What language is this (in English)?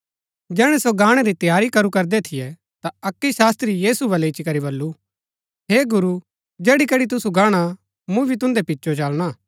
Gaddi